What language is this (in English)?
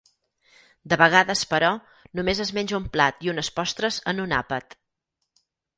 Catalan